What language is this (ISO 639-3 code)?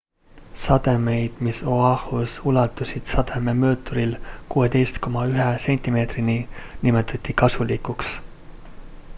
est